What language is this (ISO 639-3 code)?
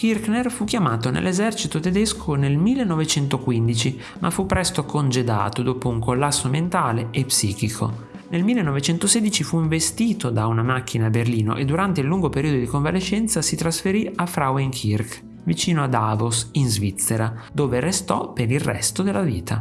ita